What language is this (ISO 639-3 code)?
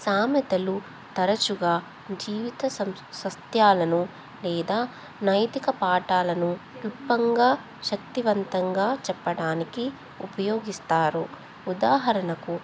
tel